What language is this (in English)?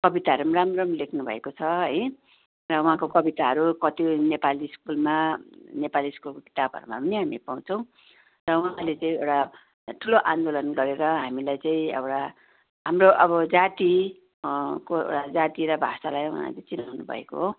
Nepali